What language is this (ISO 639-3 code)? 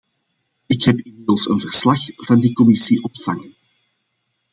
nld